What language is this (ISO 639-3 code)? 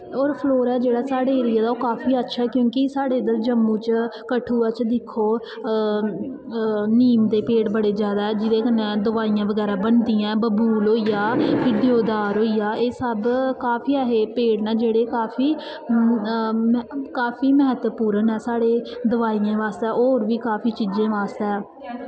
doi